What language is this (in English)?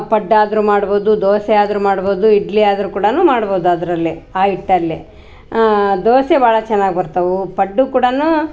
Kannada